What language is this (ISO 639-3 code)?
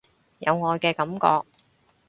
yue